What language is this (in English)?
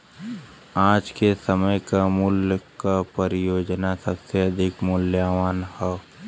Bhojpuri